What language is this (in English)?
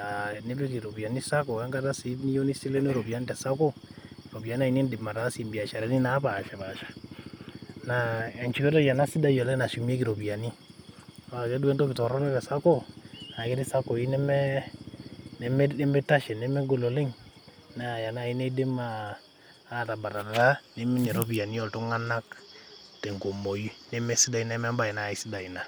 Masai